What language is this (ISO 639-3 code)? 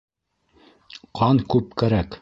bak